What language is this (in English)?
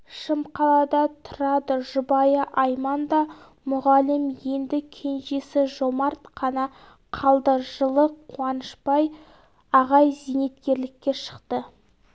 Kazakh